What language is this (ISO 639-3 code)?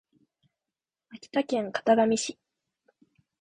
jpn